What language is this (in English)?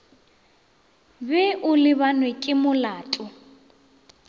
Northern Sotho